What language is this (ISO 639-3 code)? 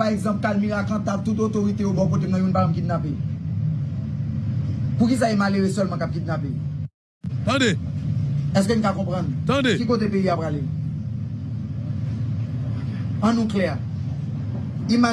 fra